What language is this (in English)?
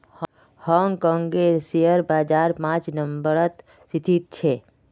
Magahi